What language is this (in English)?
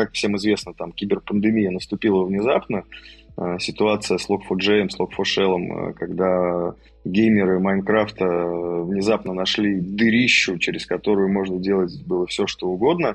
Russian